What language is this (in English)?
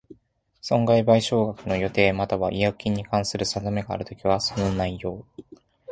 Japanese